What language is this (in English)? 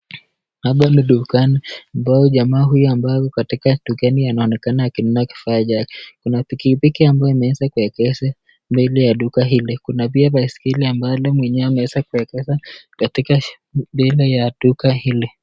Swahili